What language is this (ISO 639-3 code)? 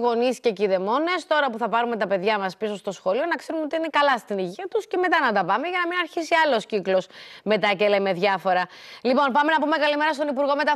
ell